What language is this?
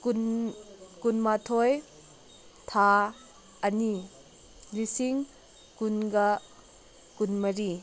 Manipuri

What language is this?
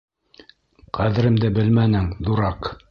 Bashkir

